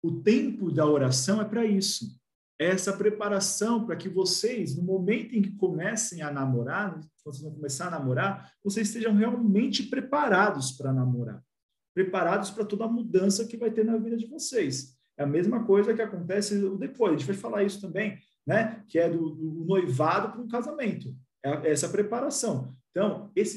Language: Portuguese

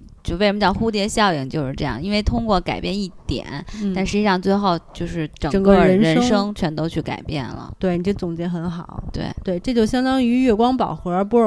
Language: Chinese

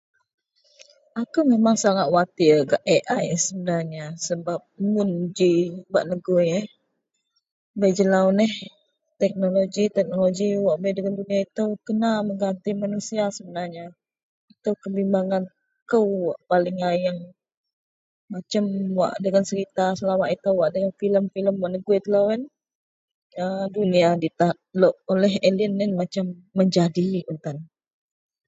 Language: Central Melanau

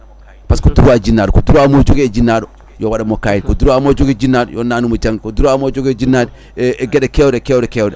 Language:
Fula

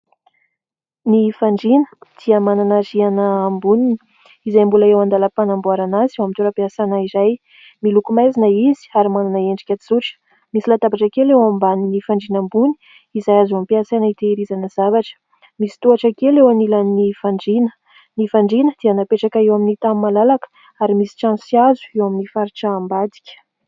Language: Malagasy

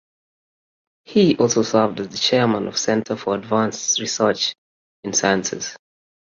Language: English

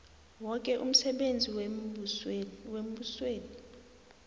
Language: South Ndebele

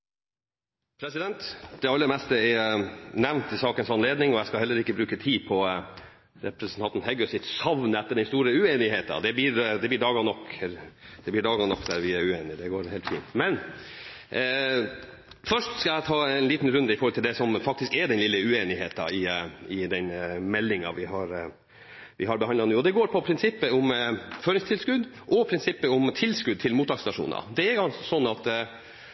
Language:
Norwegian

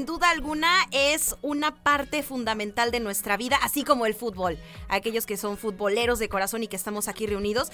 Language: Spanish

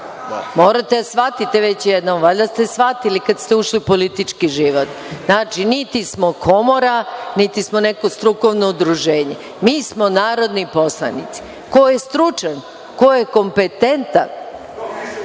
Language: Serbian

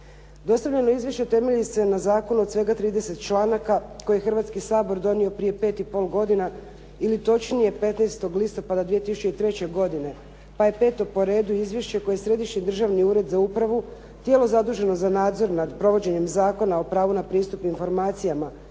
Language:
Croatian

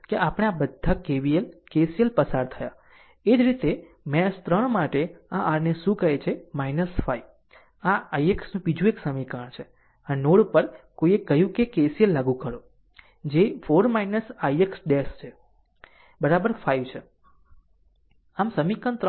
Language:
Gujarati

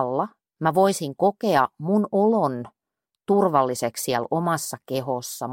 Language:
Finnish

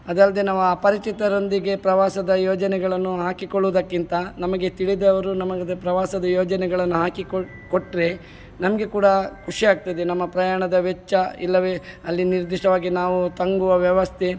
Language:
Kannada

